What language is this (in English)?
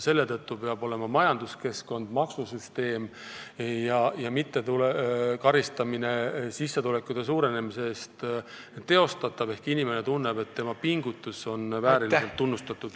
Estonian